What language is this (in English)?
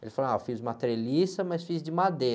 Portuguese